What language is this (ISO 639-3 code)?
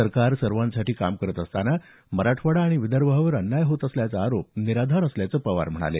mar